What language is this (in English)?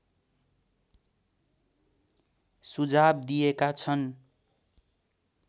Nepali